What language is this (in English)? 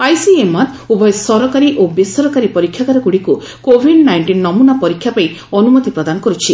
Odia